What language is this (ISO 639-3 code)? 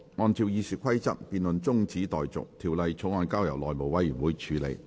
yue